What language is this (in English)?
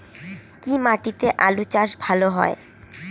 Bangla